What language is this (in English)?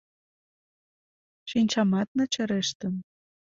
Mari